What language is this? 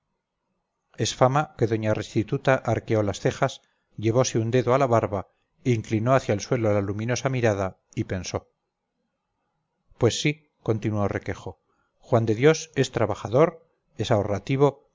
Spanish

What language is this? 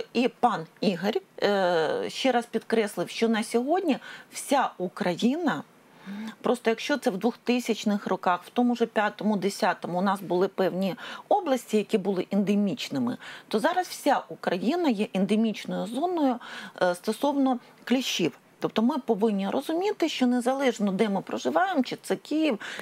Ukrainian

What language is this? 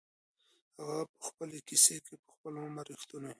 Pashto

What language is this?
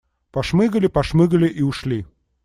Russian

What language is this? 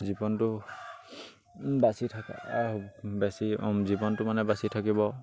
Assamese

